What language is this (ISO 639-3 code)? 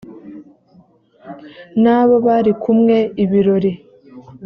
kin